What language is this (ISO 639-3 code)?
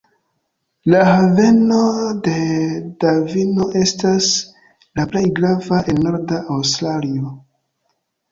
epo